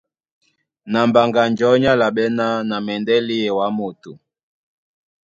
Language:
Duala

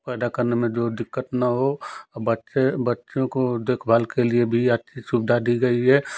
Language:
Hindi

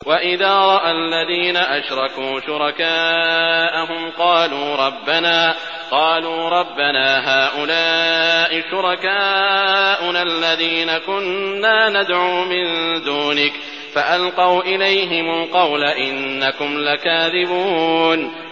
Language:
Arabic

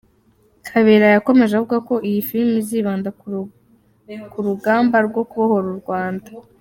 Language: Kinyarwanda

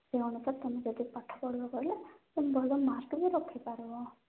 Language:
Odia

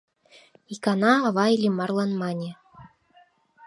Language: Mari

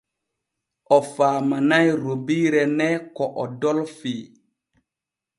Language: Borgu Fulfulde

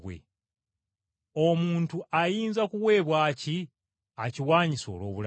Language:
Ganda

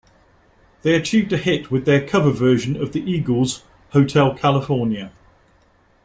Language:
English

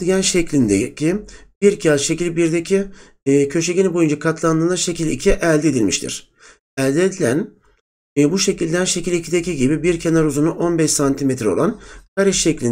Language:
Turkish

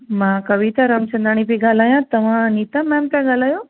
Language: Sindhi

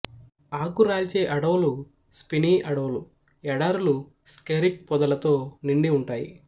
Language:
Telugu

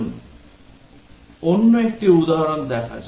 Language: Bangla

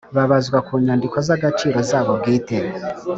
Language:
Kinyarwanda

